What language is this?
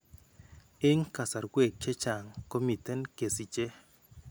Kalenjin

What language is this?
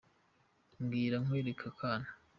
Kinyarwanda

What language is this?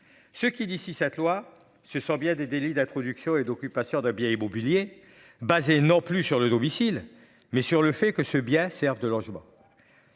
French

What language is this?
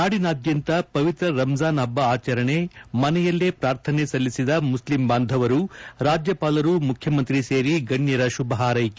Kannada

